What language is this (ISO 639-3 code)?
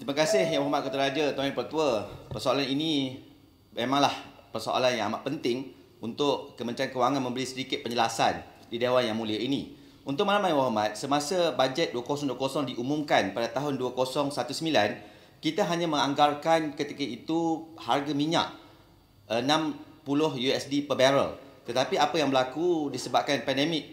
msa